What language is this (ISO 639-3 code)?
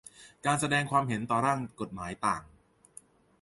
tha